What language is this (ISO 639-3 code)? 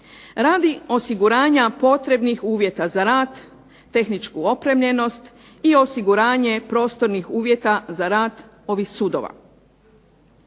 hrv